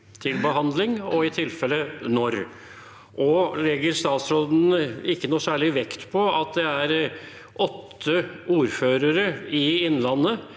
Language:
Norwegian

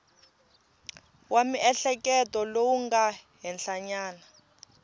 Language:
Tsonga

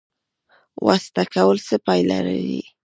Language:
Pashto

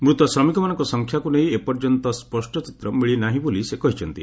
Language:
Odia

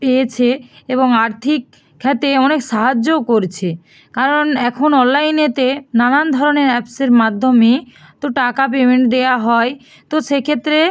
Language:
Bangla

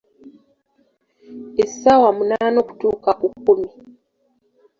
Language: Ganda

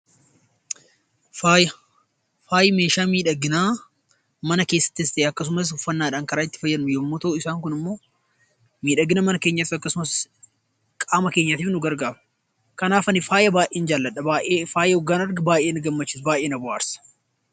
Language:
Oromo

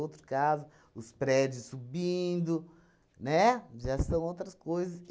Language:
Portuguese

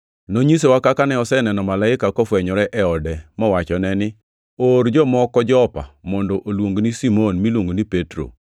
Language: Luo (Kenya and Tanzania)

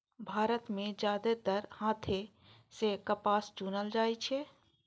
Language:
Maithili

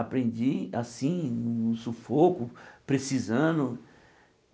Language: Portuguese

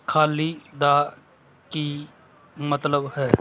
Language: Punjabi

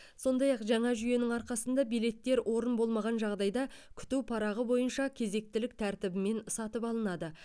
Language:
Kazakh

